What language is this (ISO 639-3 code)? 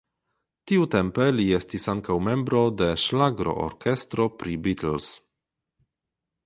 epo